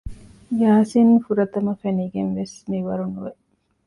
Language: Divehi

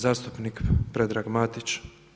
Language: Croatian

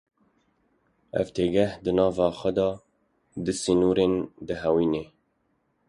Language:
Kurdish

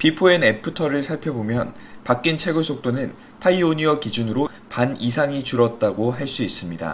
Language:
Korean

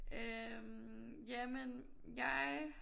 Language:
Danish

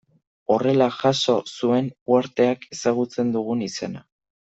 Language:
Basque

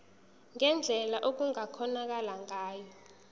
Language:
Zulu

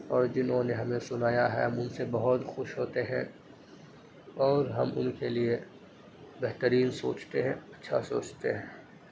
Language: Urdu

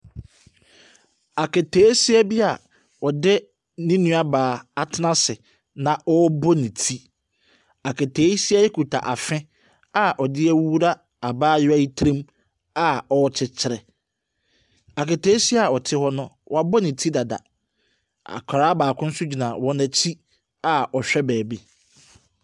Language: Akan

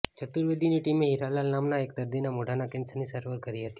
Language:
Gujarati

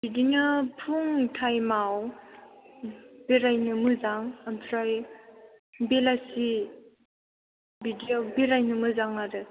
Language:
Bodo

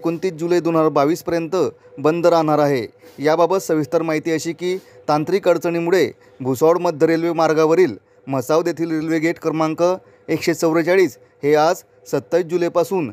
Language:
Romanian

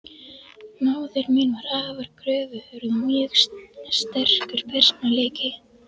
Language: Icelandic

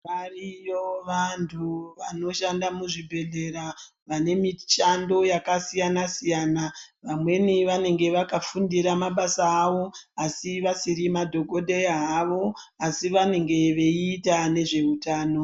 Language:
Ndau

